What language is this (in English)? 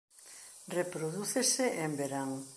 Galician